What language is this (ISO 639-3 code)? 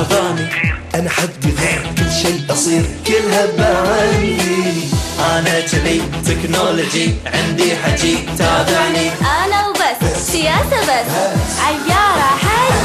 ara